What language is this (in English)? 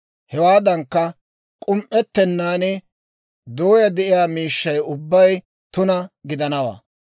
Dawro